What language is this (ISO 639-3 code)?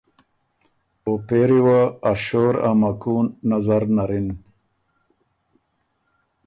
oru